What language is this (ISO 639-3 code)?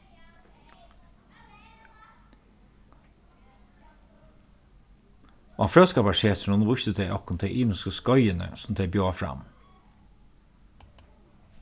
fao